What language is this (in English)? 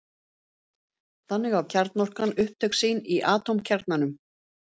Icelandic